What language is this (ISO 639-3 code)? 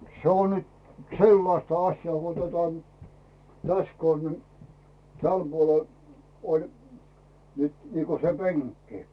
fin